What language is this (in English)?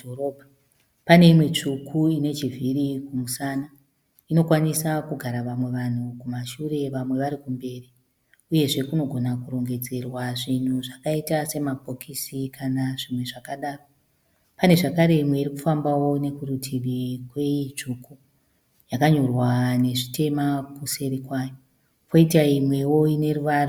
Shona